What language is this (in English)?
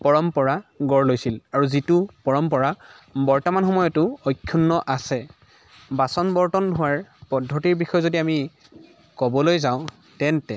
Assamese